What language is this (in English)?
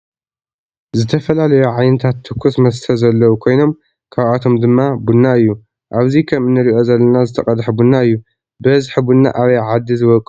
Tigrinya